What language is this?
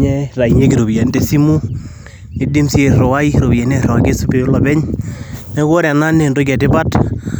Masai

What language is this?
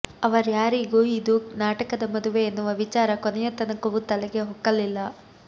Kannada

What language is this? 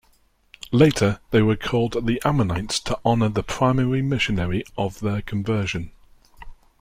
English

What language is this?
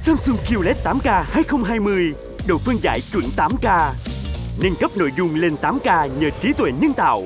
Vietnamese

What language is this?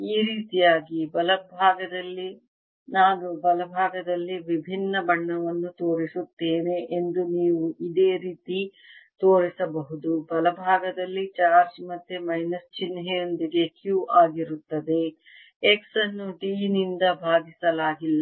Kannada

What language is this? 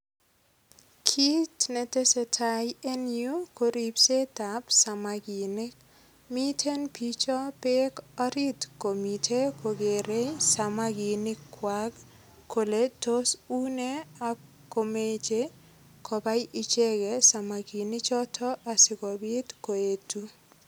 Kalenjin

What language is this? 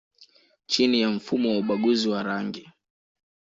Swahili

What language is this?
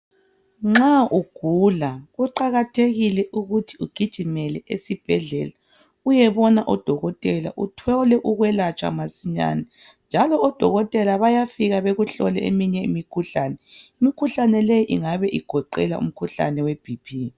North Ndebele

